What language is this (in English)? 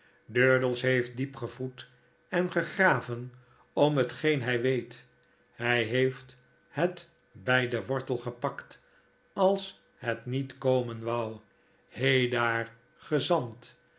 Dutch